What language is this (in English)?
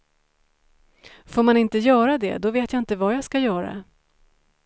Swedish